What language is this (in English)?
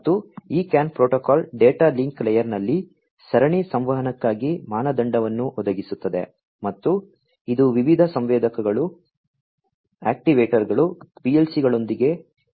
Kannada